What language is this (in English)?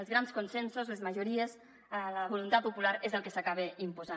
Catalan